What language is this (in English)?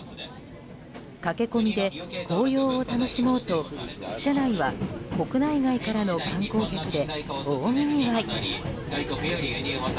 Japanese